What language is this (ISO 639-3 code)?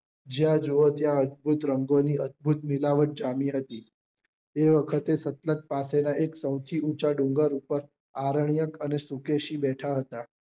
guj